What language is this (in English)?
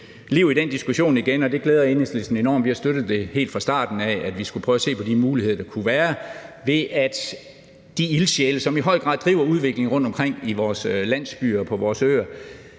Danish